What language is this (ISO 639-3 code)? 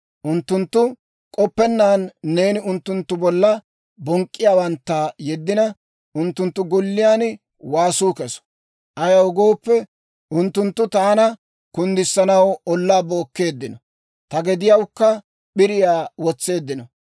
dwr